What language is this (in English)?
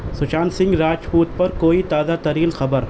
Urdu